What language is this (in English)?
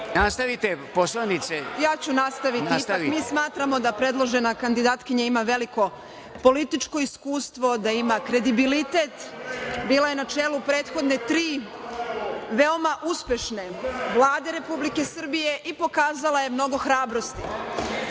Serbian